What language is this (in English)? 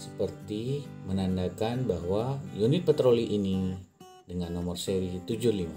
Indonesian